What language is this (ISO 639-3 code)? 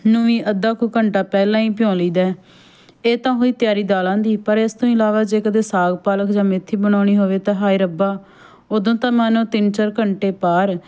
pan